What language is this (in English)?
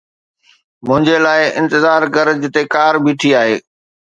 Sindhi